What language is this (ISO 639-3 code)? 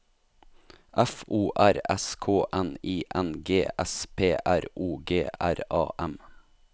nor